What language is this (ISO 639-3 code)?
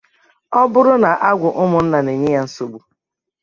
ibo